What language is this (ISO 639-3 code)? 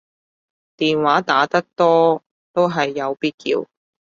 yue